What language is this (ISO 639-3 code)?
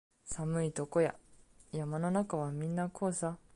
jpn